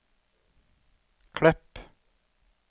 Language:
Norwegian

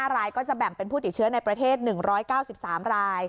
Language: Thai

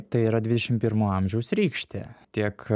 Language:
Lithuanian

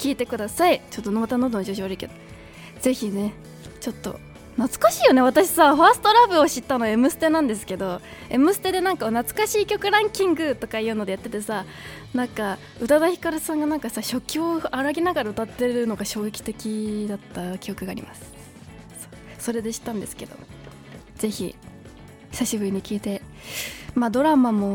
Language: Japanese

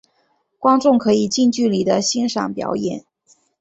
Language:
Chinese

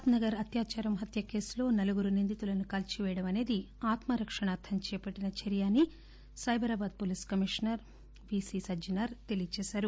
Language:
Telugu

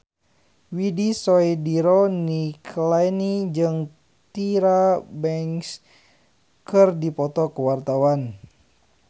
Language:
Sundanese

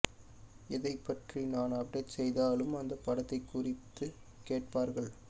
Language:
Tamil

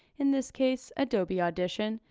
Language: English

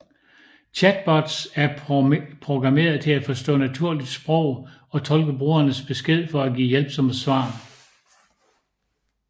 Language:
Danish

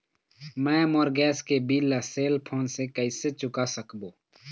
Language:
Chhattisgarhi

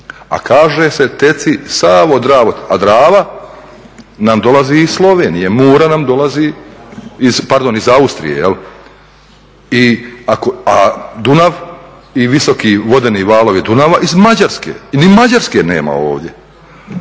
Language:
Croatian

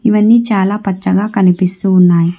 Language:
Telugu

